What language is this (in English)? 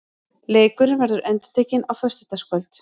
Icelandic